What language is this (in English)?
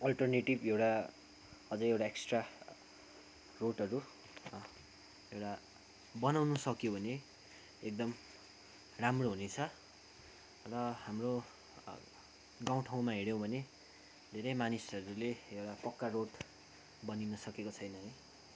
Nepali